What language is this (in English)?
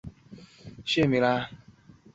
Chinese